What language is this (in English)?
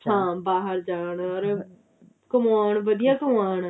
Punjabi